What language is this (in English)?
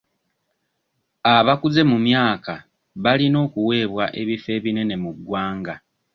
Ganda